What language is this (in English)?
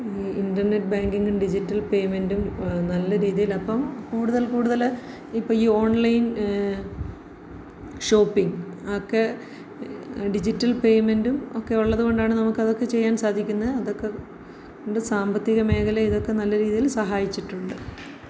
Malayalam